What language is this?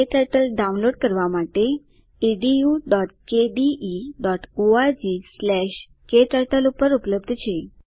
Gujarati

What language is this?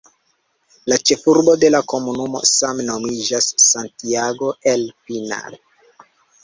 Esperanto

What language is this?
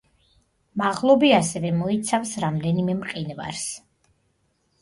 Georgian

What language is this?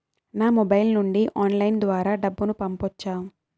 Telugu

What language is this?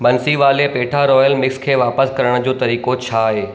Sindhi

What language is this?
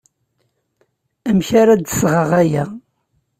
Kabyle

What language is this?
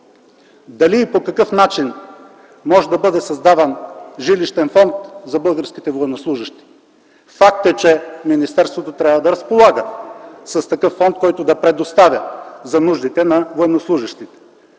Bulgarian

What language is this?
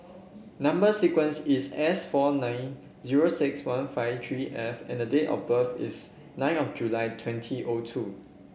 English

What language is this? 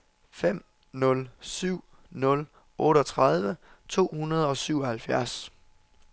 Danish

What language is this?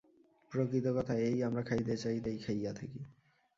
Bangla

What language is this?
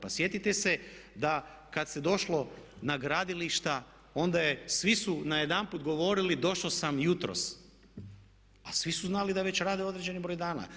Croatian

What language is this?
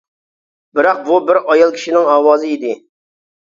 Uyghur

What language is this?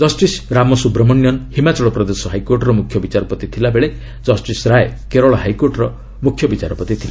Odia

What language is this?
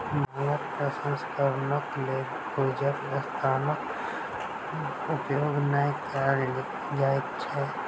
Maithili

